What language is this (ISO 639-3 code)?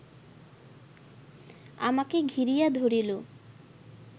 ben